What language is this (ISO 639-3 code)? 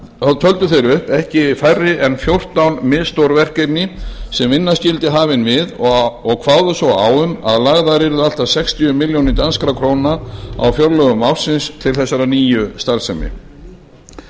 isl